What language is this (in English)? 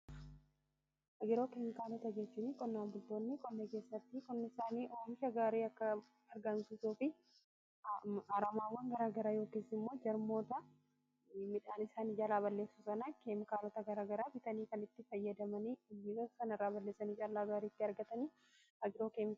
Oromo